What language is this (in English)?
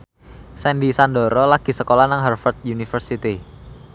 Javanese